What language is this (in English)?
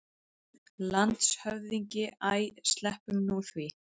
Icelandic